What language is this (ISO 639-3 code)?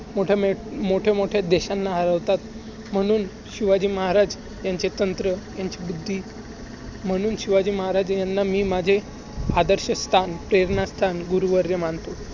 mar